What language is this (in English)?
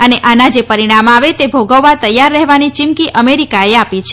Gujarati